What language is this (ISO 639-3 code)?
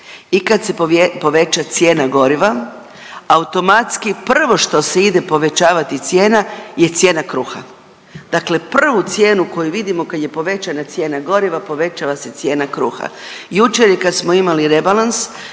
hrv